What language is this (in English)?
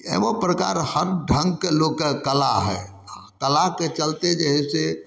Maithili